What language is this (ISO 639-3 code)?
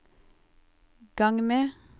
nor